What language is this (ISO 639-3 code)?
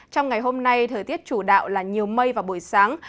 vie